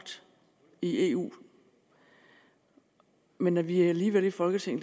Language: Danish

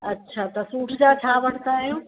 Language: Sindhi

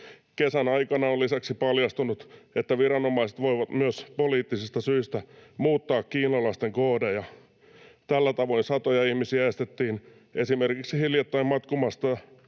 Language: Finnish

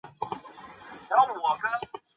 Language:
Chinese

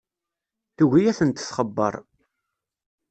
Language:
Kabyle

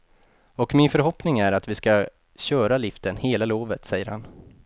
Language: Swedish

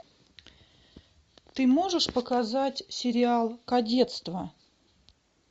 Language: Russian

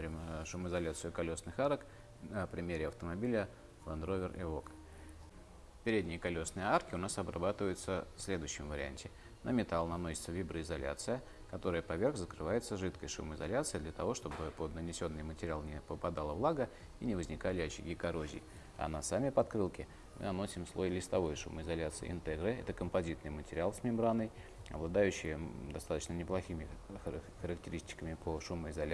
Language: Russian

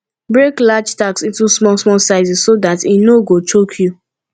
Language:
Nigerian Pidgin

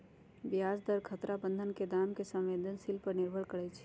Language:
Magahi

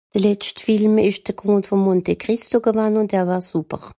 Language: Swiss German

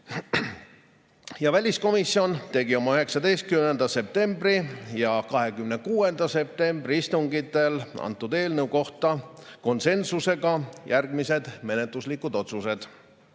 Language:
Estonian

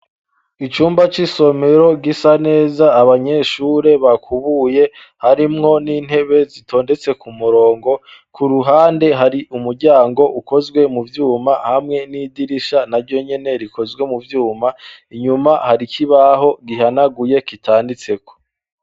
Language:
Rundi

